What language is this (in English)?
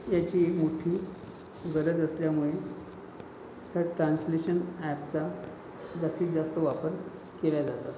Marathi